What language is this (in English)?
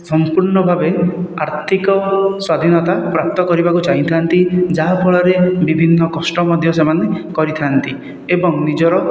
Odia